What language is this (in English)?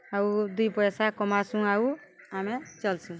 Odia